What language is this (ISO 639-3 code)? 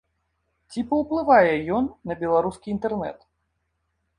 bel